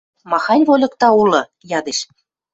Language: Western Mari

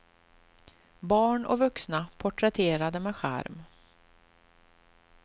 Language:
Swedish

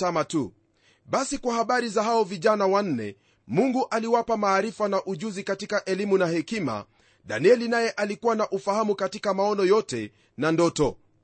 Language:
Swahili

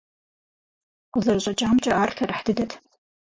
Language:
Kabardian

